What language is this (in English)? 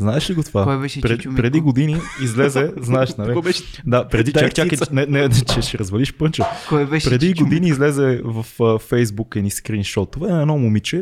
Bulgarian